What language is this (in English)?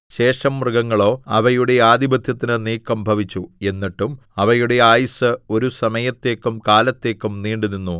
Malayalam